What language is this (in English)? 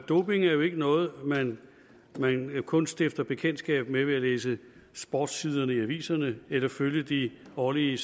Danish